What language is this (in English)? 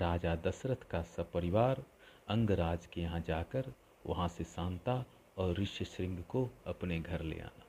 Hindi